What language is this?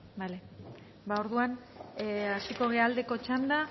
Basque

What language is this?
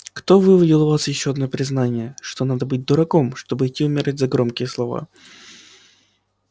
Russian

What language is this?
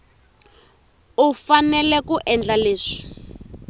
Tsonga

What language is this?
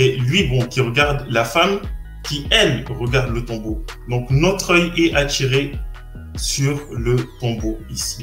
French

